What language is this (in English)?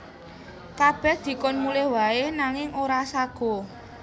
Javanese